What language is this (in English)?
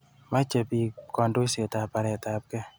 Kalenjin